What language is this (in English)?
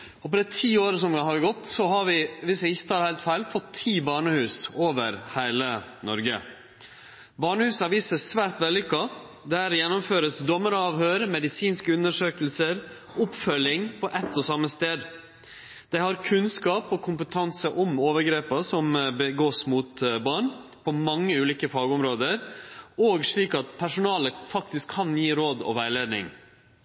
Norwegian Nynorsk